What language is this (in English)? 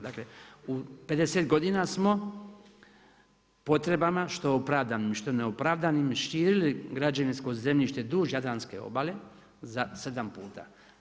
Croatian